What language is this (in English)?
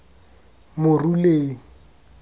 Tswana